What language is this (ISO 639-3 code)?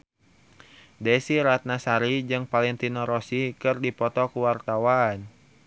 sun